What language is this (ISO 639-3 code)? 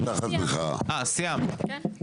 heb